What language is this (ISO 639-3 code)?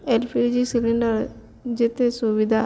ori